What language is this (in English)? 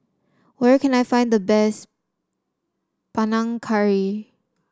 English